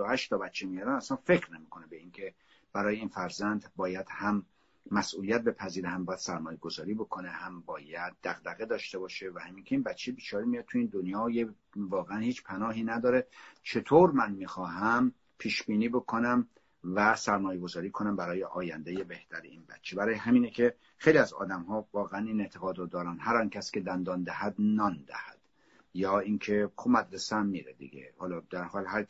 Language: Persian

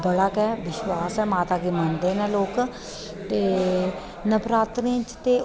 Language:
Dogri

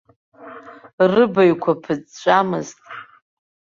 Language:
Abkhazian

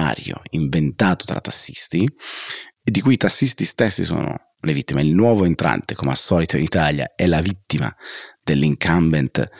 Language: Italian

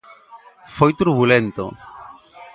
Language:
Galician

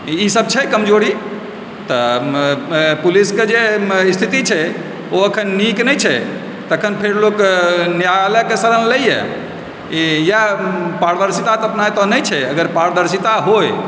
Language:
Maithili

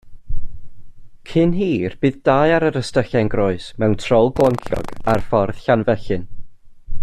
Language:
Welsh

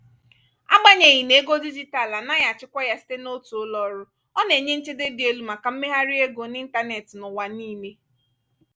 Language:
Igbo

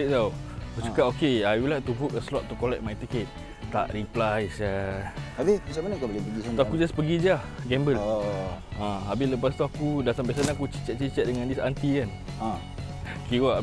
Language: Malay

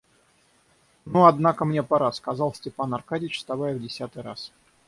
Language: Russian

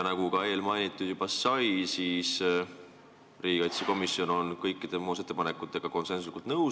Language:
Estonian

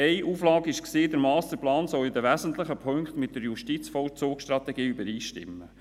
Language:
Swiss German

